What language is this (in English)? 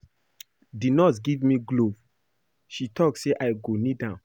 Nigerian Pidgin